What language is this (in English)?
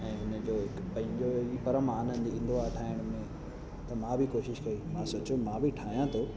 Sindhi